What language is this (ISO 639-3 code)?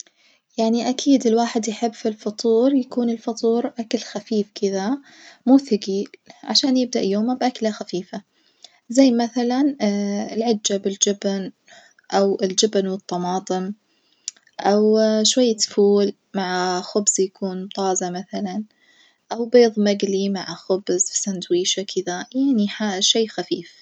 ars